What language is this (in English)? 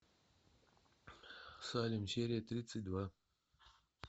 Russian